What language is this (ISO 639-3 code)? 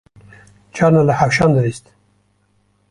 kur